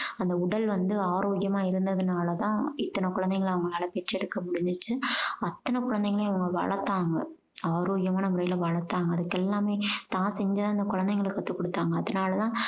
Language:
Tamil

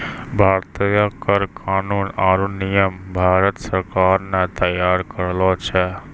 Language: Maithili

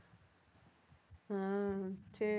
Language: Tamil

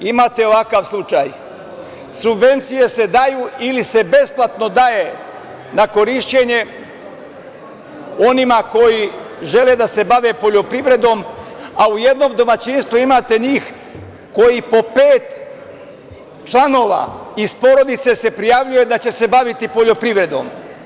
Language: Serbian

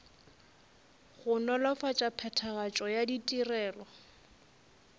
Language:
Northern Sotho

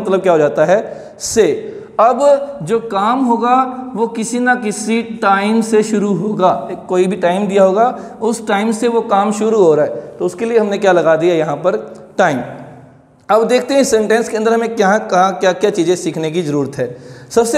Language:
Hindi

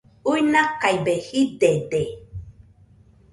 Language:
Nüpode Huitoto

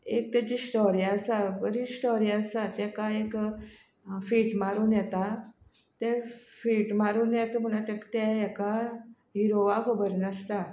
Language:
Konkani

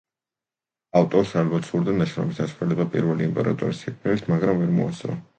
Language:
Georgian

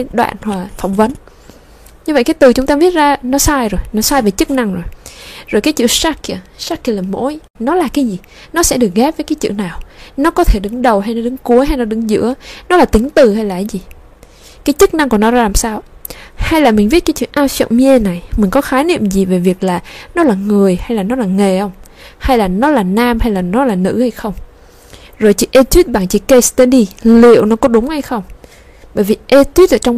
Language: Vietnamese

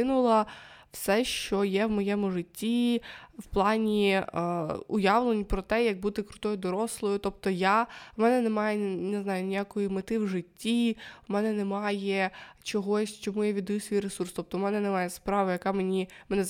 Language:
Ukrainian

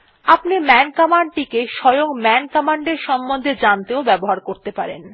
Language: Bangla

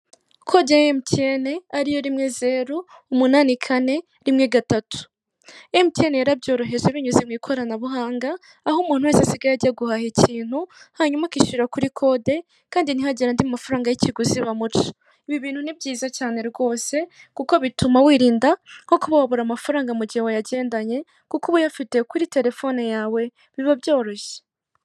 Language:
Kinyarwanda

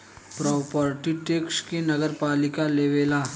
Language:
Bhojpuri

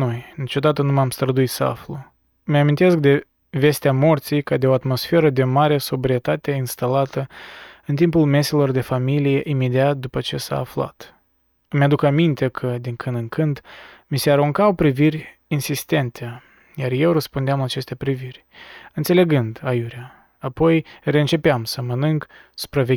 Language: Romanian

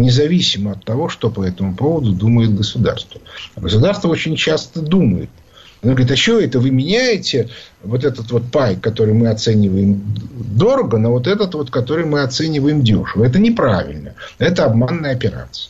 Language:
Russian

